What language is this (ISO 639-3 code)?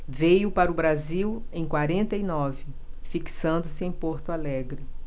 por